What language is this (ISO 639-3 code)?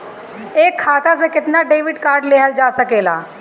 bho